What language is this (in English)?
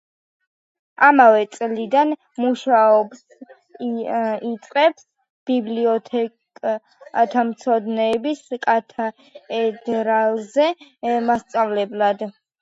Georgian